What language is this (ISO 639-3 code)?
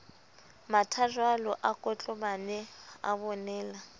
sot